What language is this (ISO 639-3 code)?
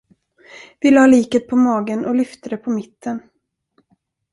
swe